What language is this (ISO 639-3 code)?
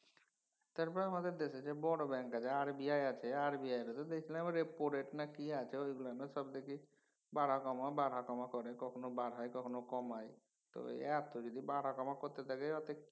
ben